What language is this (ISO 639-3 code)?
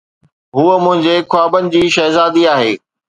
snd